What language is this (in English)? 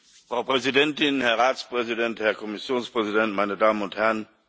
German